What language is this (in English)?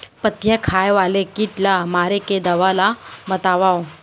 Chhattisgarhi